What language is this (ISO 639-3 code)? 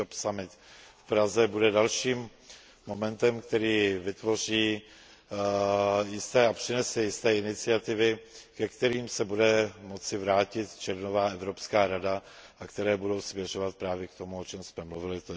ces